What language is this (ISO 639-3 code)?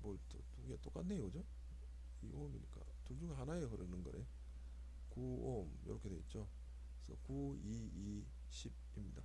kor